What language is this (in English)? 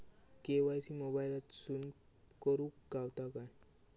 Marathi